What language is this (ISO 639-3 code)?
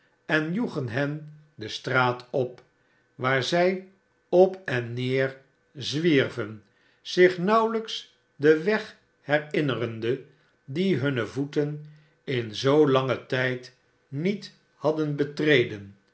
nld